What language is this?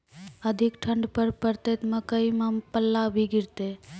Maithili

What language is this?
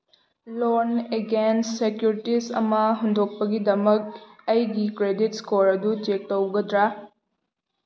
Manipuri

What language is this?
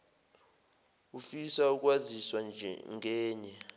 Zulu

